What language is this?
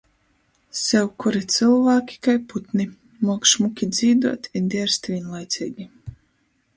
Latgalian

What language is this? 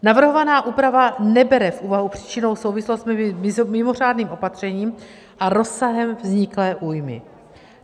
Czech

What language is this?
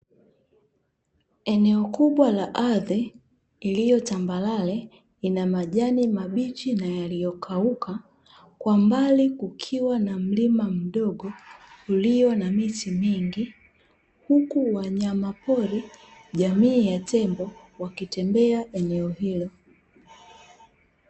Swahili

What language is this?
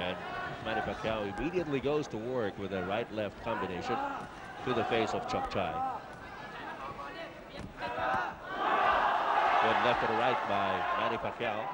English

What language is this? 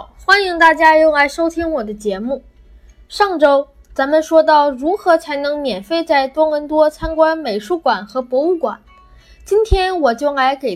Chinese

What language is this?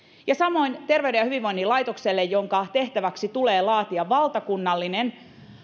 Finnish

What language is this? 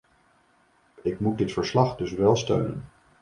Dutch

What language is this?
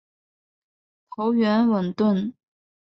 Chinese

